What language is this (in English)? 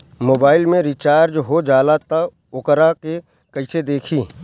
Bhojpuri